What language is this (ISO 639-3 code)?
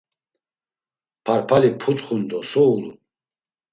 lzz